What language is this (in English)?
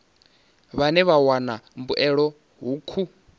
Venda